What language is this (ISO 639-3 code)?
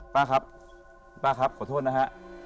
tha